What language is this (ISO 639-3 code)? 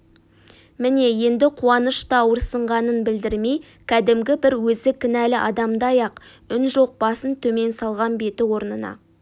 kaz